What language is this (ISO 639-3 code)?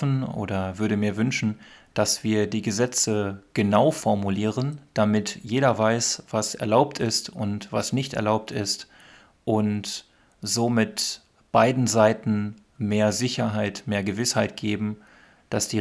deu